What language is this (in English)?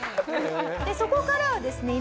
Japanese